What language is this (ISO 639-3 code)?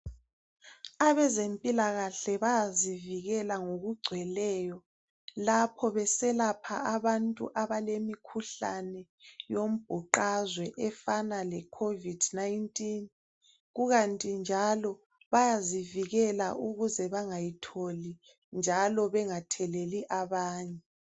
nde